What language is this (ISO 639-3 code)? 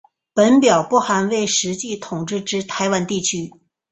zho